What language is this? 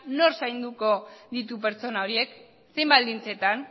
Basque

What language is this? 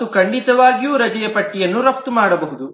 Kannada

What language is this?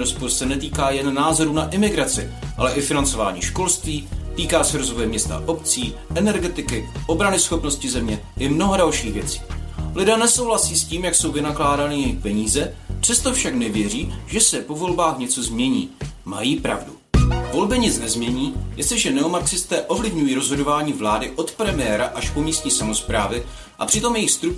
Slovak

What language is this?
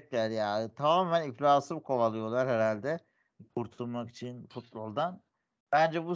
Turkish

